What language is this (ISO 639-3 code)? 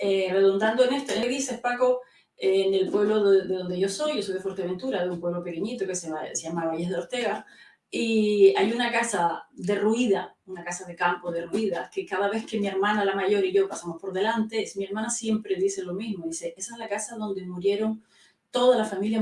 spa